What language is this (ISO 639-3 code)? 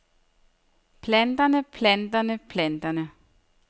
dan